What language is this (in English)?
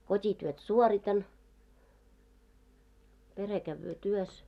Finnish